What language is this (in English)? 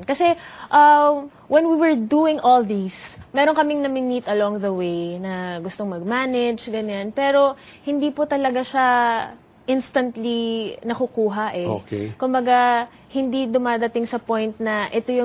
Filipino